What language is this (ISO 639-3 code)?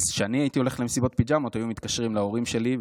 heb